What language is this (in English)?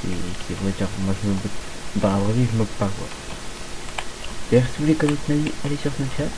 French